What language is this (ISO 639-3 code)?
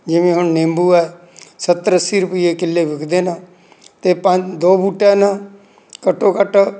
pan